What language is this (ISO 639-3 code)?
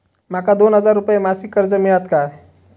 mar